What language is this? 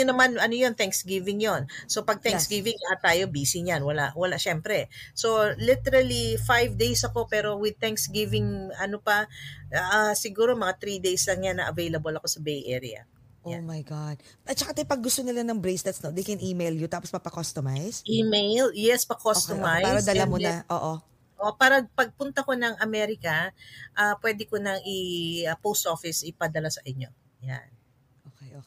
Filipino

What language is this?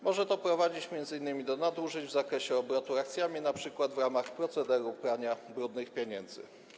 Polish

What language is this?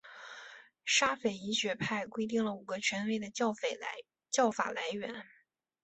Chinese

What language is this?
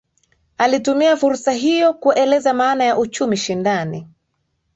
Swahili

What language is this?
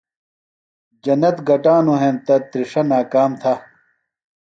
Phalura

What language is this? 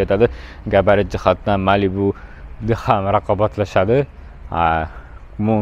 Turkish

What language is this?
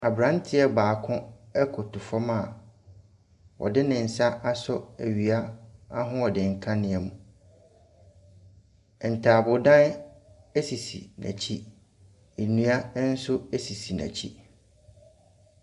Akan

